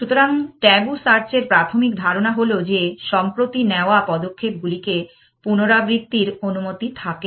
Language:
Bangla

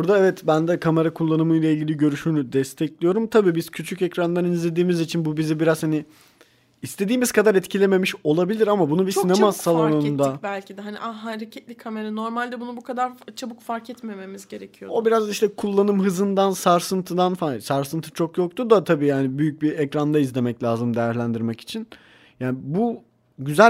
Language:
Turkish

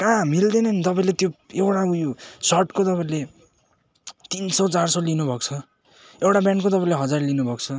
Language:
Nepali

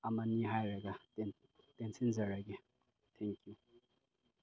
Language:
Manipuri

